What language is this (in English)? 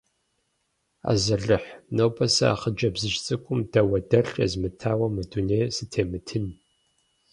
Kabardian